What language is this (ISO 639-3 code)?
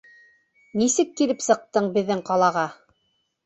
bak